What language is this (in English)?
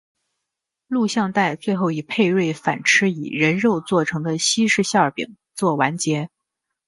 Chinese